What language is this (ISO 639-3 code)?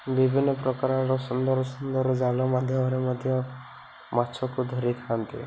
ori